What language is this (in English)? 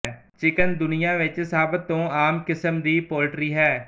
Punjabi